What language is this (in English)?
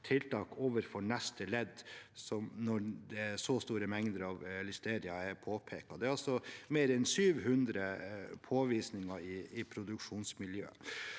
Norwegian